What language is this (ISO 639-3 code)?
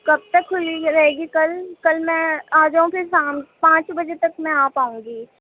urd